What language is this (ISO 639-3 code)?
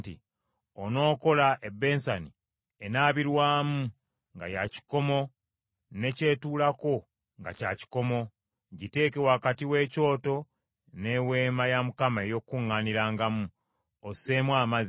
lug